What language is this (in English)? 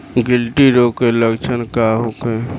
Bhojpuri